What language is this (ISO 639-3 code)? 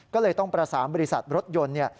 tha